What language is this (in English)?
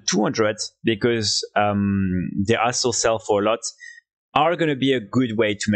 English